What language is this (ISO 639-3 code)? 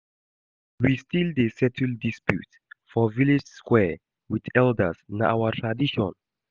pcm